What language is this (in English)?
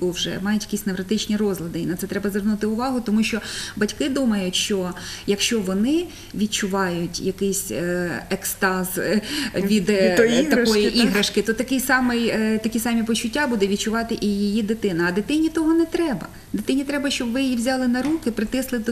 Ukrainian